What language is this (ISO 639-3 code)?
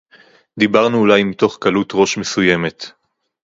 heb